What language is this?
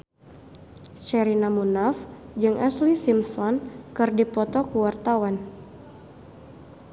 Sundanese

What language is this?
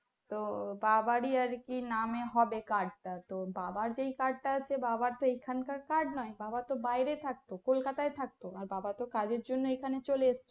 Bangla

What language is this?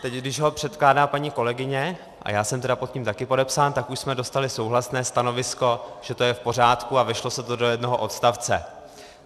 Czech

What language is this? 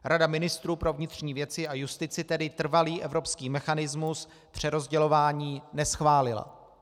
Czech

